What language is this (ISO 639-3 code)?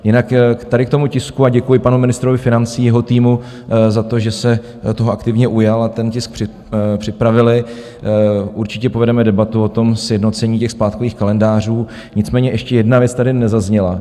ces